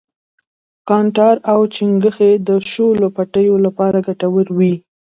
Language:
Pashto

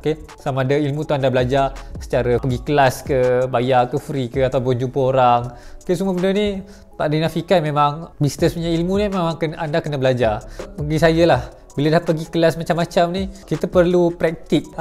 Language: Malay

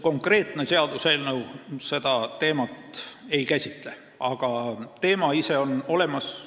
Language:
Estonian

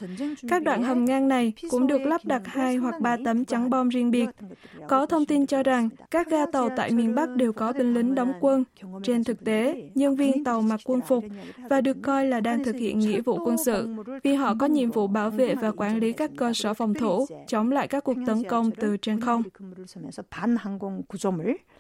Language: Vietnamese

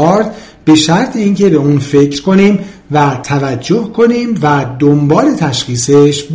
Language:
Persian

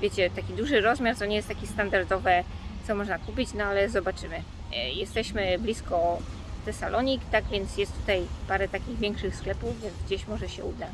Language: Polish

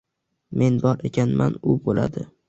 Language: Uzbek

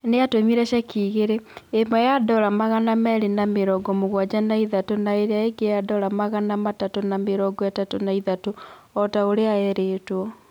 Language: Kikuyu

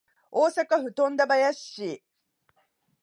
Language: Japanese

